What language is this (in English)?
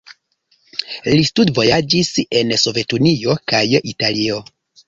Esperanto